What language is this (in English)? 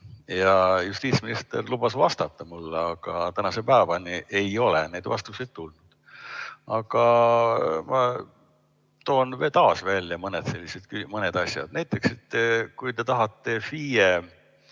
Estonian